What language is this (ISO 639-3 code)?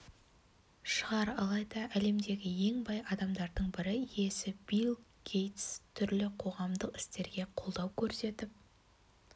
kaz